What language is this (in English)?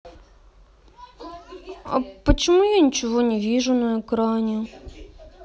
Russian